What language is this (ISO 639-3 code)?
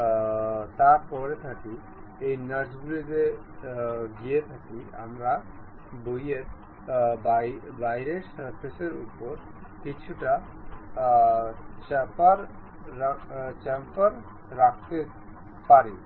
ben